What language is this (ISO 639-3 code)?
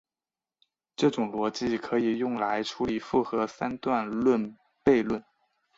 zho